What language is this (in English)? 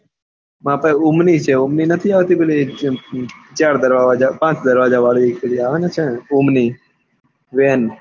Gujarati